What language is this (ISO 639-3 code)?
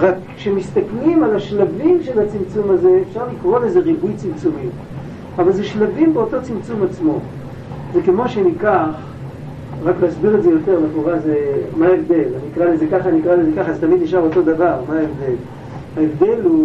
heb